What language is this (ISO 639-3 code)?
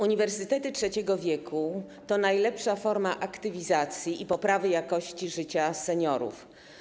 pol